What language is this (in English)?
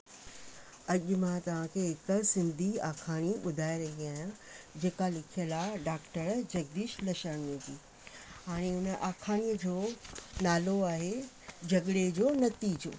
Sindhi